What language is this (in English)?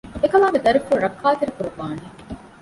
Divehi